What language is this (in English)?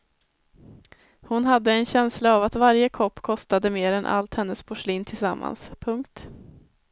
Swedish